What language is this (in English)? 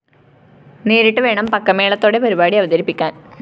Malayalam